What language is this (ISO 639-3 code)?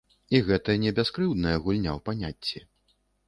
bel